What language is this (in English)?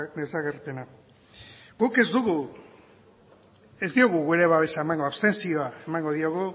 Basque